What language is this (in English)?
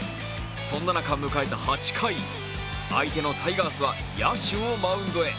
Japanese